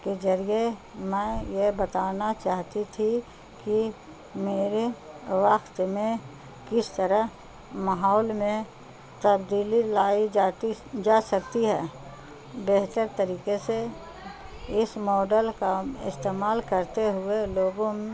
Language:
Urdu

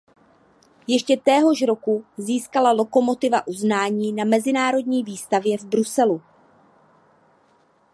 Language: Czech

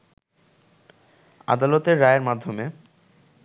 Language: Bangla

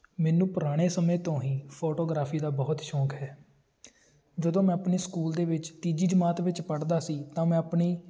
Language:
Punjabi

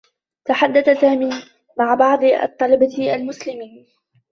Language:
Arabic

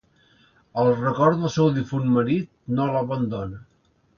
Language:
Catalan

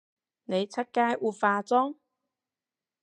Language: Cantonese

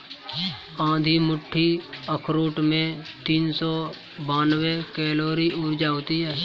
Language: Hindi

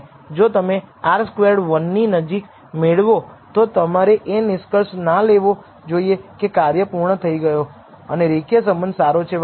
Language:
Gujarati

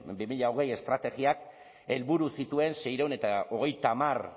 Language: Basque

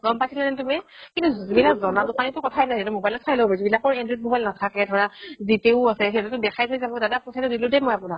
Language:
Assamese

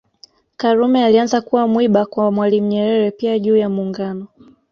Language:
Swahili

